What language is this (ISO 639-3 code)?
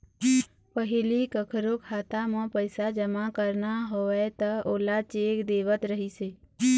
hne